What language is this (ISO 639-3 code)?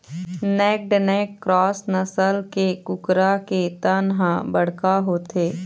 hne